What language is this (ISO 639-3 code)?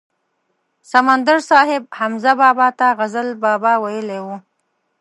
pus